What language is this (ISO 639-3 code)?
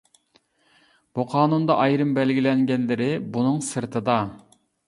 uig